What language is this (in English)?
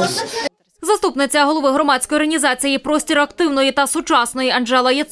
Ukrainian